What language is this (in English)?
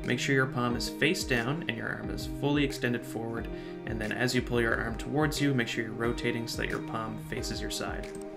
English